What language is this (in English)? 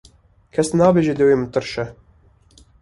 Kurdish